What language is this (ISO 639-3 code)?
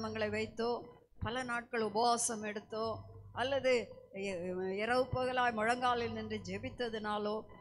ita